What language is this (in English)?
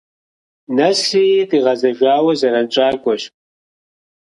Kabardian